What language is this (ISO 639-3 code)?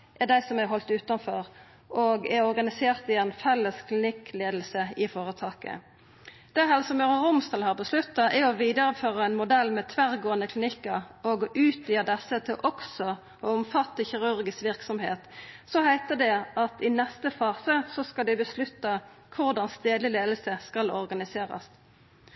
nno